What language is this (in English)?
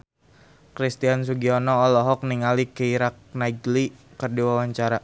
Sundanese